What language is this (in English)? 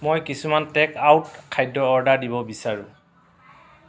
Assamese